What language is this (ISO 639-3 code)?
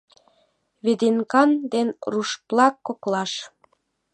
chm